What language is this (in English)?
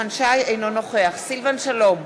Hebrew